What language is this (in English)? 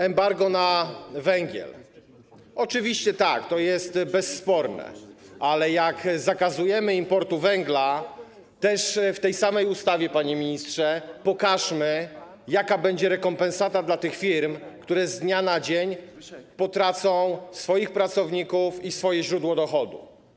Polish